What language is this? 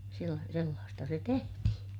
Finnish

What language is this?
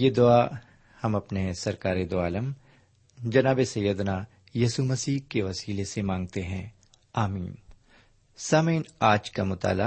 Urdu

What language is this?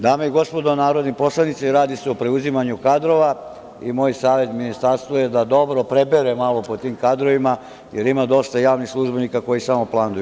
Serbian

